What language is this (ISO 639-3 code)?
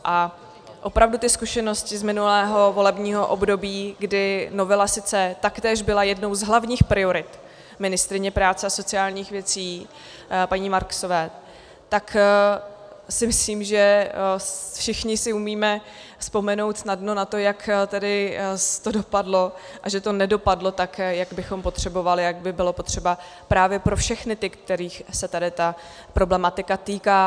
ces